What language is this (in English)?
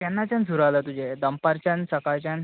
Konkani